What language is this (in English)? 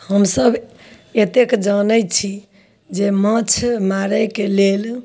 Maithili